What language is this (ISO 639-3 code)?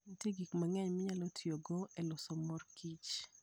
luo